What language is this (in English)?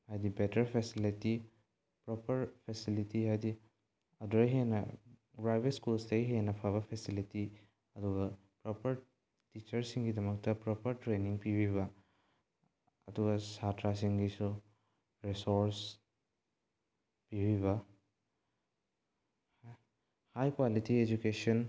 Manipuri